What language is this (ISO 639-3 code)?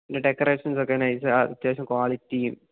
mal